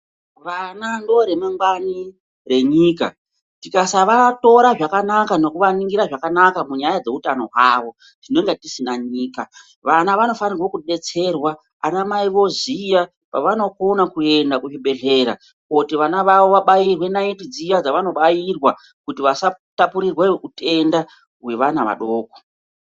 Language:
Ndau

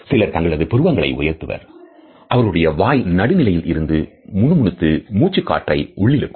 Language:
Tamil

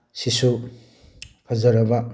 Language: Manipuri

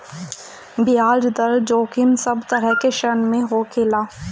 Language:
Bhojpuri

